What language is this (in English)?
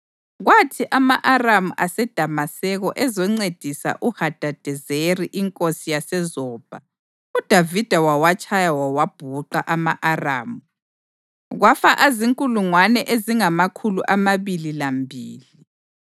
North Ndebele